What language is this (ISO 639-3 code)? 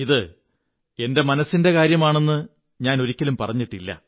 mal